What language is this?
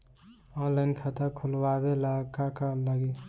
Bhojpuri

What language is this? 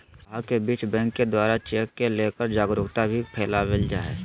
Magahi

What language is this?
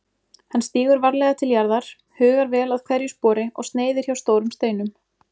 Icelandic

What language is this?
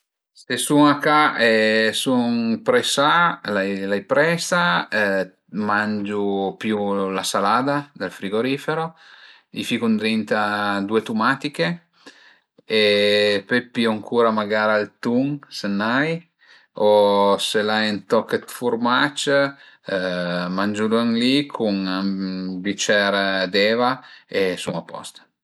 Piedmontese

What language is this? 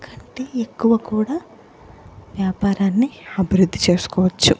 Telugu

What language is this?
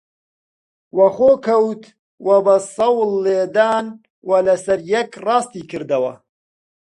Central Kurdish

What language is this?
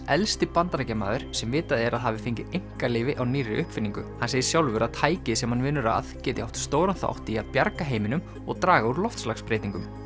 Icelandic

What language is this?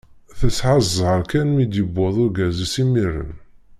Kabyle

